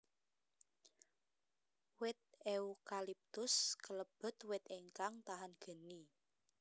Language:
Javanese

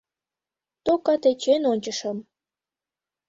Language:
Mari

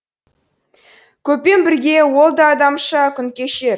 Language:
Kazakh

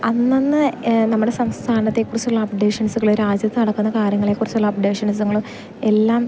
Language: Malayalam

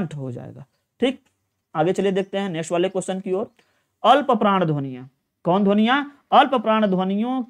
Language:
Hindi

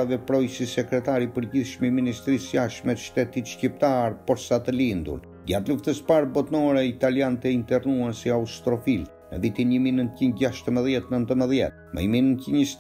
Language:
Romanian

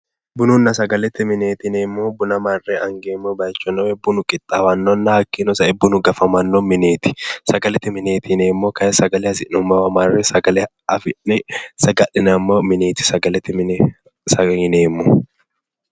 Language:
Sidamo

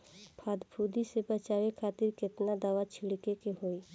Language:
Bhojpuri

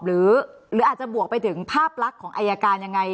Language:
Thai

